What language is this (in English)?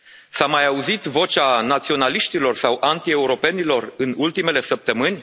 Romanian